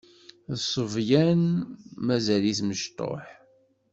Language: Kabyle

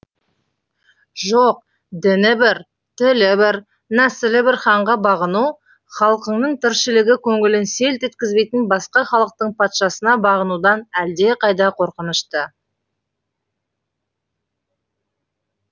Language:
Kazakh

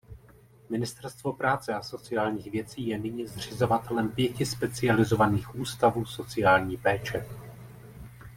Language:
Czech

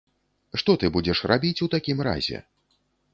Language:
Belarusian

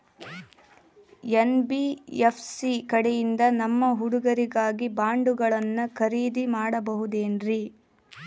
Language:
Kannada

